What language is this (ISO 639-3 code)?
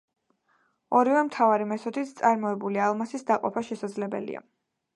kat